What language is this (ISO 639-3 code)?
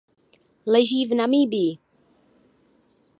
ces